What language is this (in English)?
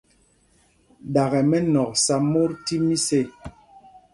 Mpumpong